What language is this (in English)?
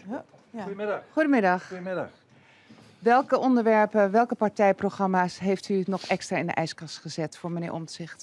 Dutch